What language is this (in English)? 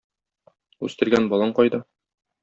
Tatar